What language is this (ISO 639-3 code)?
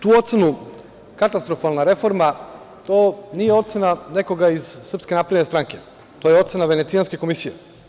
srp